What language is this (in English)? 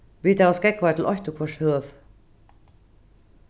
Faroese